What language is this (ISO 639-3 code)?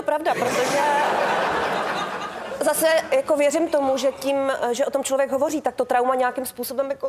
ces